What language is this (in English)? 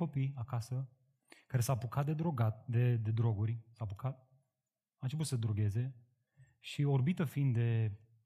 Romanian